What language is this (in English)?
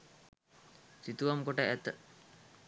Sinhala